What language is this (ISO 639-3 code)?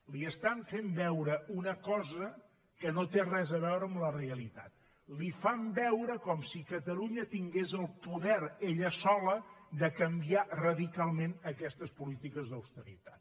cat